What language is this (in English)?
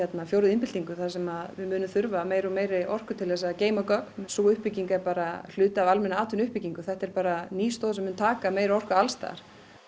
Icelandic